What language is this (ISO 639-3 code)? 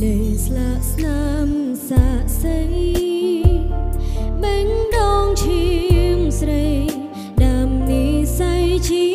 tha